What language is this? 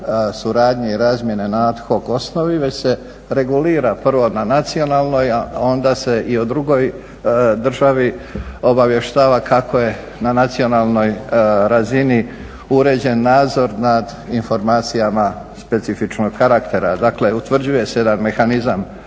Croatian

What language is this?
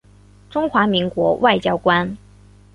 Chinese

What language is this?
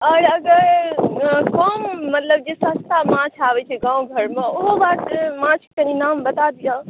Maithili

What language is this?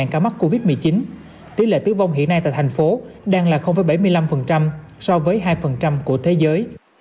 Vietnamese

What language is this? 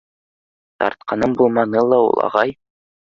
Bashkir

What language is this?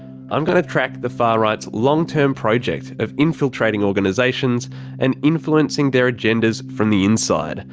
English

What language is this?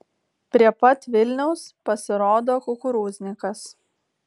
Lithuanian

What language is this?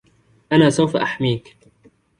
Arabic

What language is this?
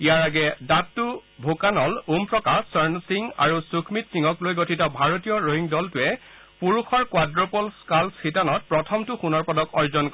Assamese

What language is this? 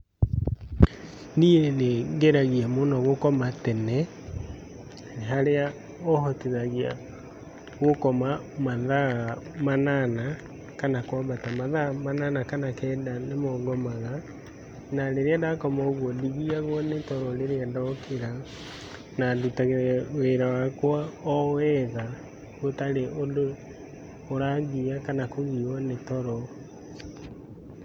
Kikuyu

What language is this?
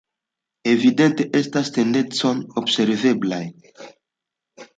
Esperanto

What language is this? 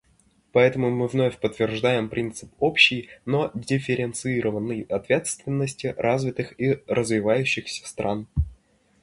Russian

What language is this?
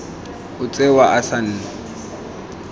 Tswana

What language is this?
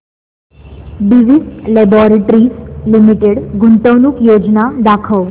Marathi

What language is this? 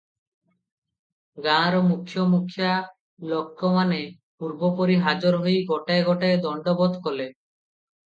Odia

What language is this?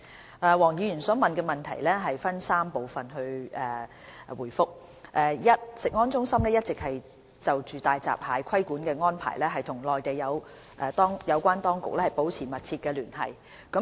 Cantonese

